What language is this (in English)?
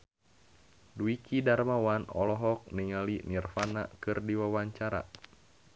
Sundanese